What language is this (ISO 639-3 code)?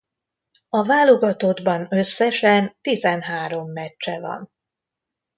hun